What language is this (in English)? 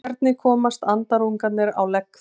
Icelandic